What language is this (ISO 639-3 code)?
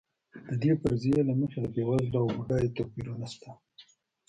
pus